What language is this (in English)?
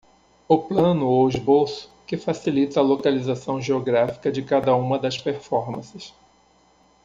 Portuguese